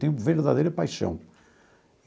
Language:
Portuguese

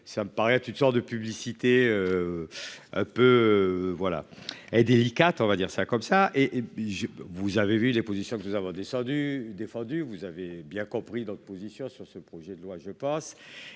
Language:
French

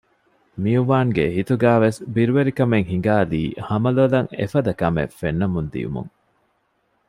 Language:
Divehi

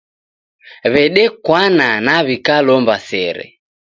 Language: Taita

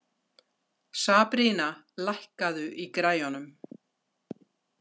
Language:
Icelandic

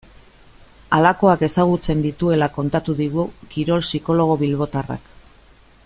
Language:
Basque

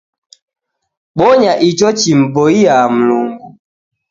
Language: Taita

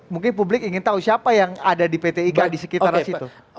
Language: Indonesian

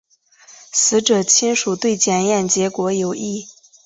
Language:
Chinese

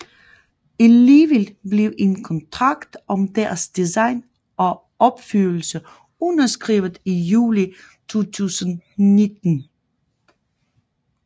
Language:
Danish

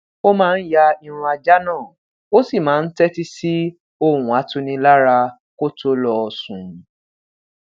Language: Yoruba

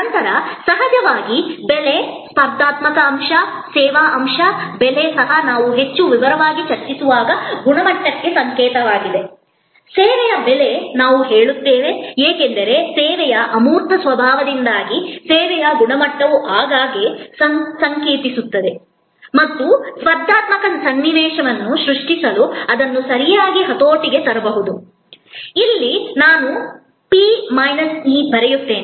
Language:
Kannada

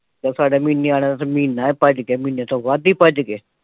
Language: Punjabi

